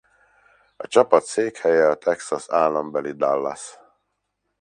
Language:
Hungarian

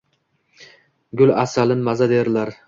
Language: Uzbek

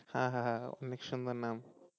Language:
Bangla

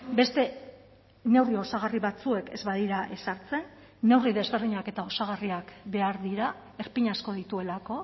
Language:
Basque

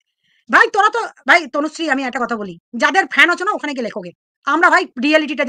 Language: Bangla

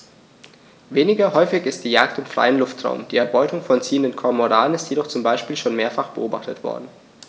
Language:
German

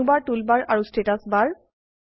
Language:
Assamese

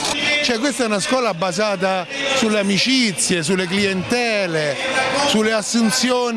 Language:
Italian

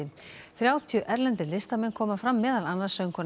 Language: Icelandic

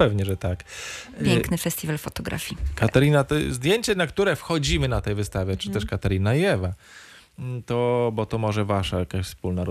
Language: Polish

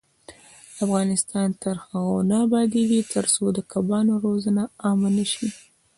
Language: Pashto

